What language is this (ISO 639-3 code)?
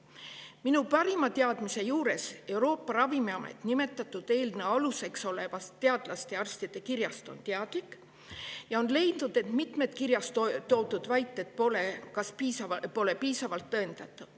est